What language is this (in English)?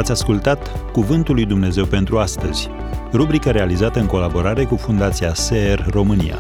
Romanian